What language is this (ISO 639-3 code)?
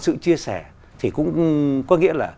vie